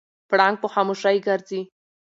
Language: Pashto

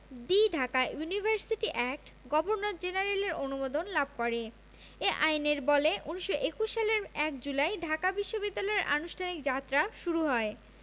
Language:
Bangla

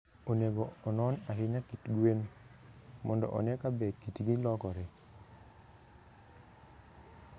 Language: Luo (Kenya and Tanzania)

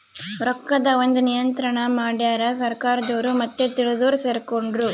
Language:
Kannada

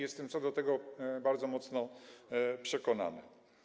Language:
Polish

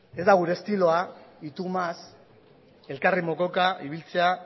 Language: Basque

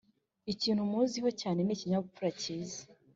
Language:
Kinyarwanda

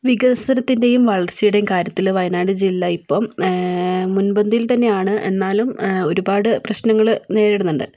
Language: Malayalam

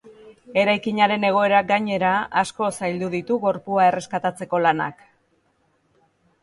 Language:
Basque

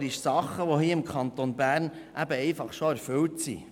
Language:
Swiss German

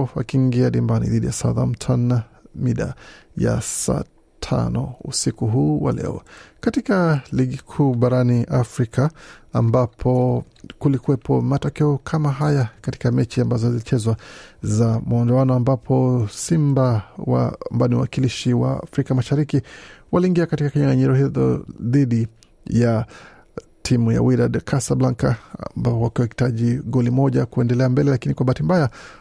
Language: Swahili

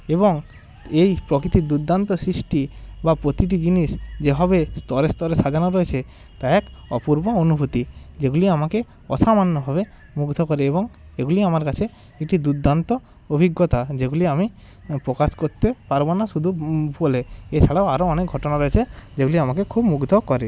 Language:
Bangla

